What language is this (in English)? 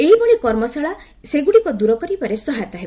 Odia